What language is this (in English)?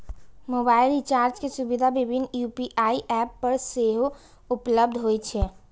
Maithili